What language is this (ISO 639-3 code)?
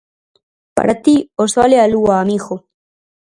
glg